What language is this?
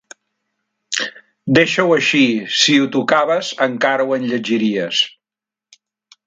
Catalan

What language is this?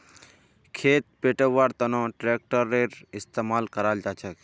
Magahi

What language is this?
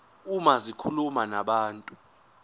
Zulu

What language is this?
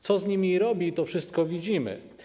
Polish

